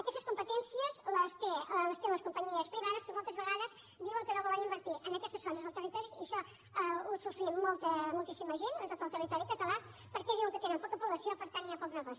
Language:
Catalan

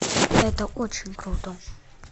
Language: Russian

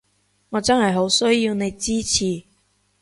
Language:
Cantonese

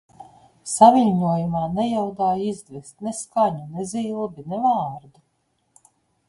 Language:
Latvian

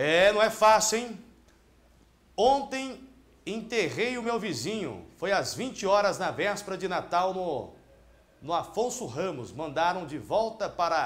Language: Portuguese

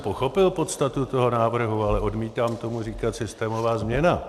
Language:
Czech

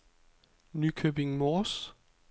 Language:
Danish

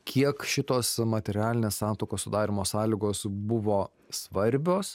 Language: Lithuanian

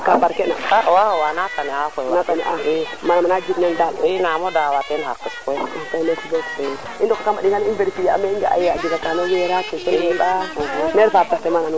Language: Serer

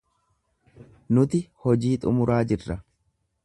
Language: Oromo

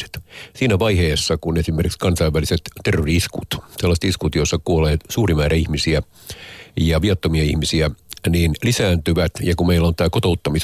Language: Finnish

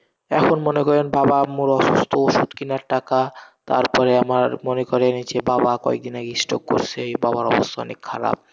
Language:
Bangla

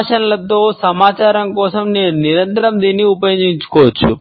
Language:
Telugu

